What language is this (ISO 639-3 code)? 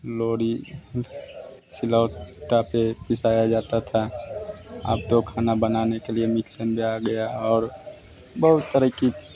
hin